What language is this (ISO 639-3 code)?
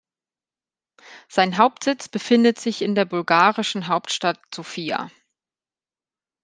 deu